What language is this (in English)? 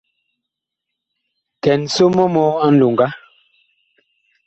Bakoko